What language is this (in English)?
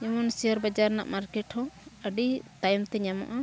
Santali